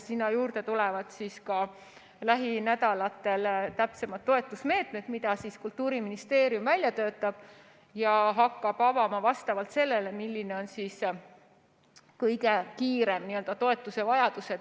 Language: Estonian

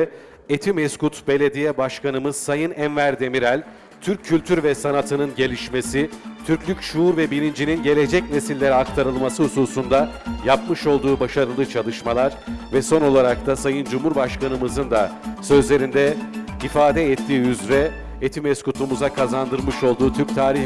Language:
Turkish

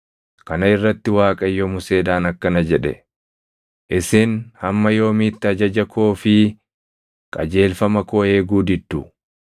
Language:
Oromo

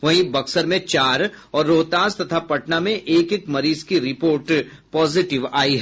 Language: Hindi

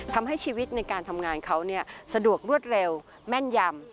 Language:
Thai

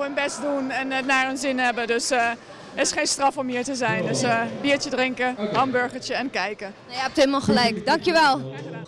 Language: Dutch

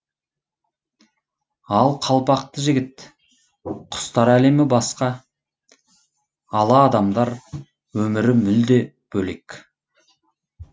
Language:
Kazakh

